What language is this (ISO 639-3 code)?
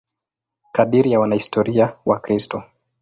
swa